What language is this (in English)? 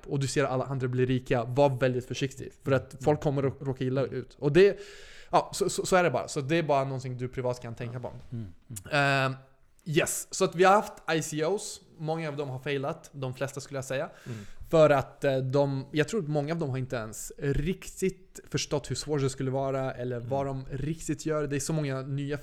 Swedish